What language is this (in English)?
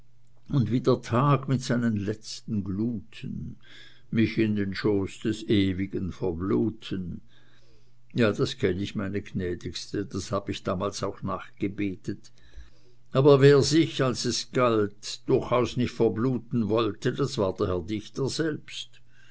German